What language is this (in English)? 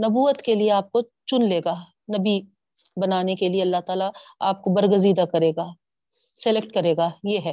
Urdu